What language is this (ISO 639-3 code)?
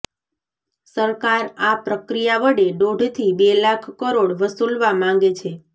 guj